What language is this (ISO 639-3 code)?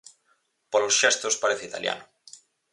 glg